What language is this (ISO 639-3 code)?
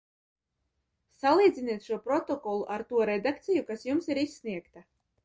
lav